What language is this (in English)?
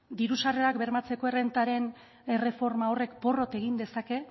Basque